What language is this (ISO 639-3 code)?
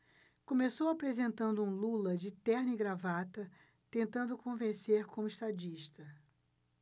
por